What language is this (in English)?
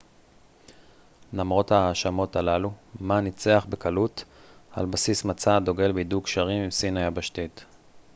Hebrew